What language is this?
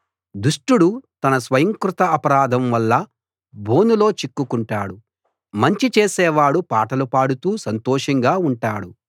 Telugu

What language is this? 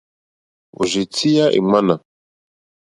Mokpwe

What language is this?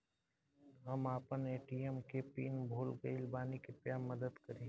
Bhojpuri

